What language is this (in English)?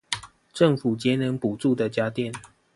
Chinese